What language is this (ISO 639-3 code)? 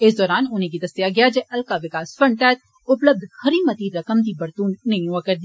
doi